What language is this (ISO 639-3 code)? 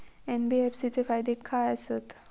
mar